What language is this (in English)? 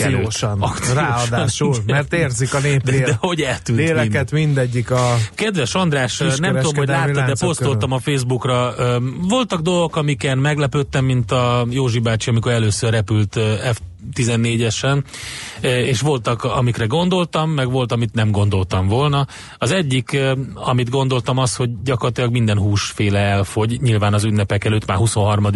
Hungarian